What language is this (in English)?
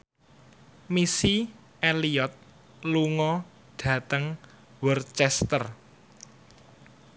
Javanese